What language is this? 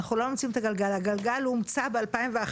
Hebrew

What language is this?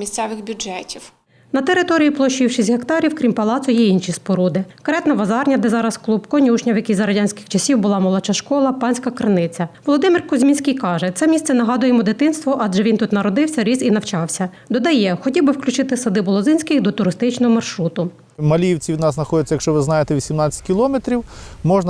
Ukrainian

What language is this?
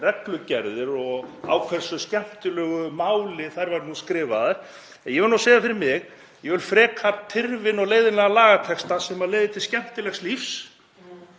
Icelandic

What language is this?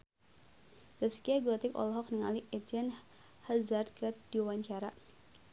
Sundanese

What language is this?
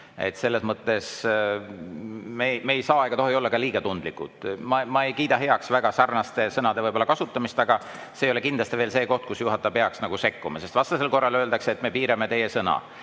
Estonian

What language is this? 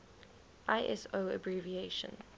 English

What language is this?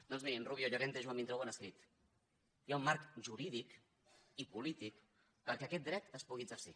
Catalan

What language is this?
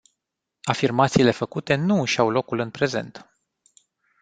Romanian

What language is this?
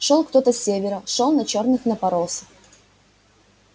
Russian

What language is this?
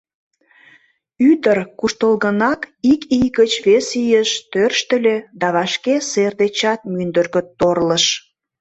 Mari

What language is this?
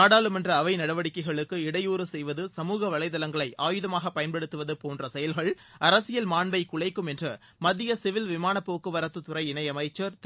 Tamil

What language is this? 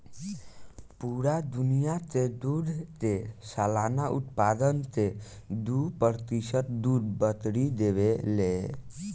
Bhojpuri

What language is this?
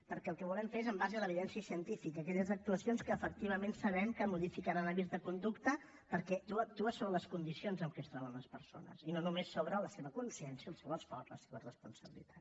Catalan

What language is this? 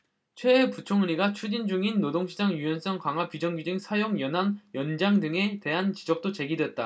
Korean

